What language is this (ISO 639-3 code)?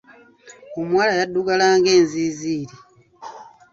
lug